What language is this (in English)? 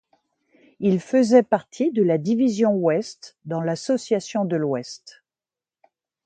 French